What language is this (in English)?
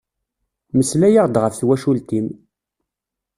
Kabyle